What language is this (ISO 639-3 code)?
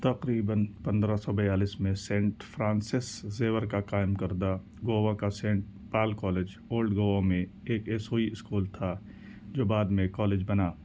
urd